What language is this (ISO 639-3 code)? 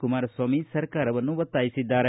kan